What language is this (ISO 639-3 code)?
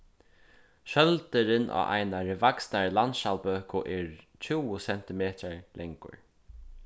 fao